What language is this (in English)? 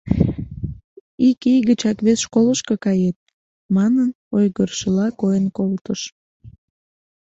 Mari